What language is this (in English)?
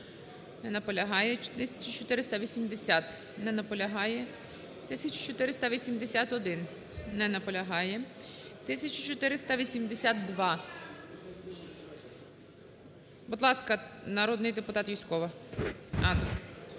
Ukrainian